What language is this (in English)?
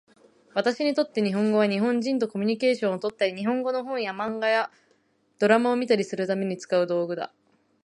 Japanese